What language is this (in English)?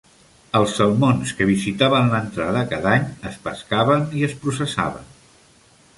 Catalan